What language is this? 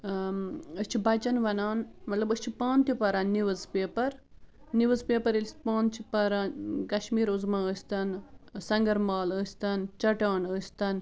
Kashmiri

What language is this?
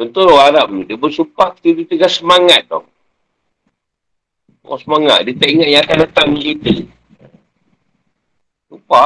Malay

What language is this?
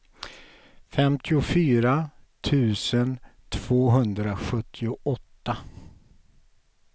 Swedish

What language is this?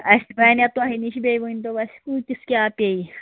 Kashmiri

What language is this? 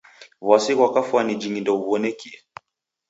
Taita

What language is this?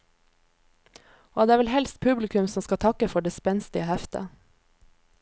Norwegian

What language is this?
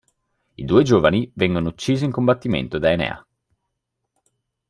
Italian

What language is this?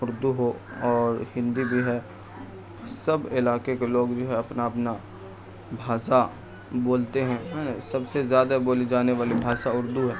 Urdu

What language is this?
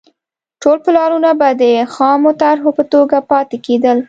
Pashto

